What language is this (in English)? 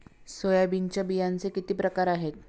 Marathi